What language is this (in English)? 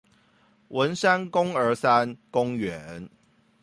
Chinese